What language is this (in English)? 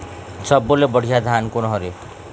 Chhattisgarhi